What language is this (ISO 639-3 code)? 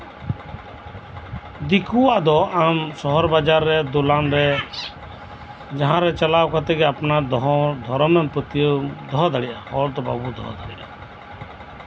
sat